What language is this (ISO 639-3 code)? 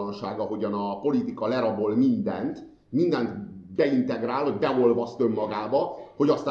hun